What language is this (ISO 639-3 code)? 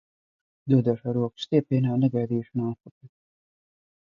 lav